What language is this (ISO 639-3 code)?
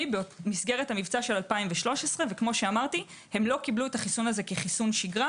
heb